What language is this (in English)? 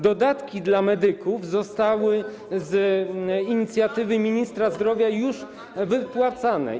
Polish